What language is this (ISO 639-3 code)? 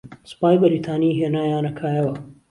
ckb